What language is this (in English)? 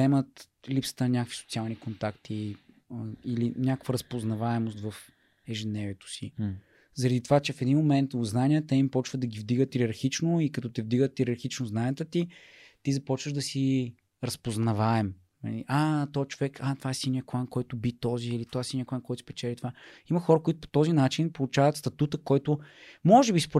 Bulgarian